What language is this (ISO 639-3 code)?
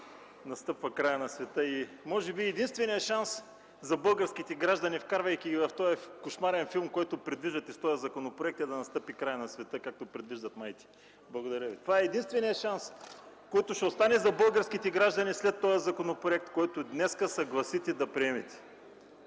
bul